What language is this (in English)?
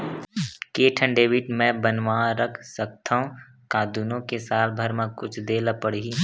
Chhattisgarhi